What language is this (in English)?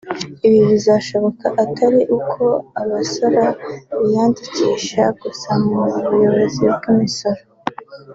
Kinyarwanda